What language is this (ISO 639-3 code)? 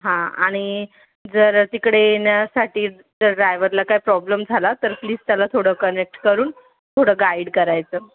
mar